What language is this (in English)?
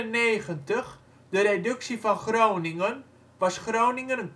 Dutch